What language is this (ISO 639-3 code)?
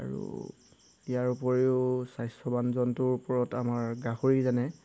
asm